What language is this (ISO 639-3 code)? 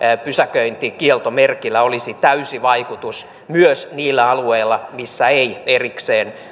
fin